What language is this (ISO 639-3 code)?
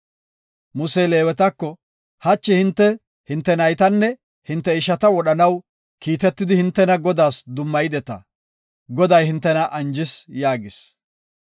gof